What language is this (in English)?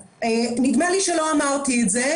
Hebrew